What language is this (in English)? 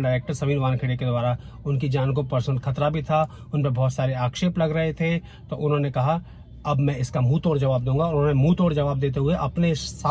Hindi